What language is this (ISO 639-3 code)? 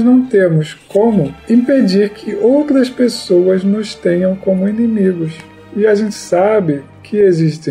por